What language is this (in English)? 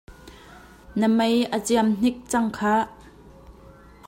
Hakha Chin